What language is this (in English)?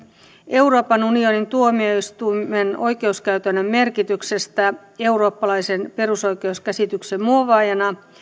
Finnish